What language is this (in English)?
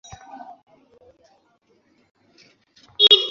Bangla